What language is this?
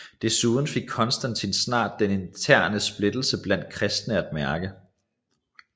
Danish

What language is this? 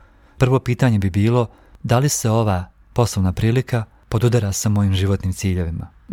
Croatian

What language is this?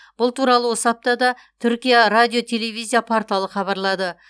Kazakh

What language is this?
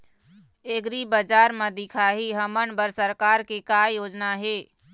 Chhattisgarhi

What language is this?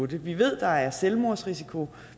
Danish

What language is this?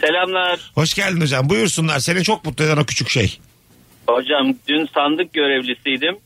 Turkish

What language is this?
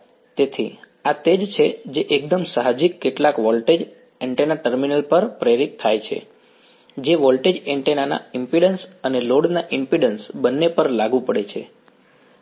Gujarati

